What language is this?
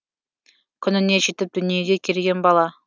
Kazakh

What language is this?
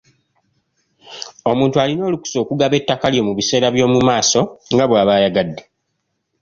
Ganda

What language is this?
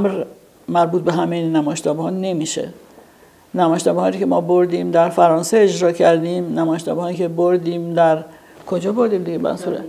Persian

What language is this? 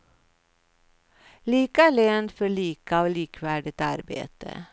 Swedish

